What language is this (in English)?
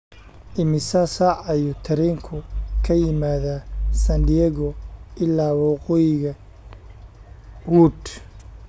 Somali